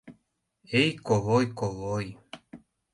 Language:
Mari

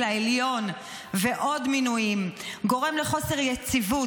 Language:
Hebrew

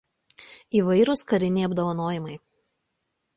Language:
Lithuanian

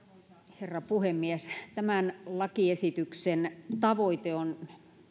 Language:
Finnish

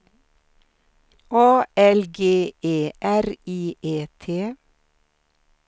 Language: Swedish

